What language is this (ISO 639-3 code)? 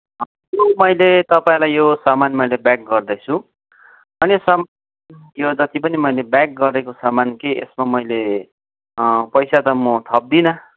nep